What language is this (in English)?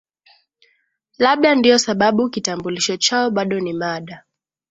Swahili